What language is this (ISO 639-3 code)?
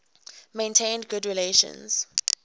eng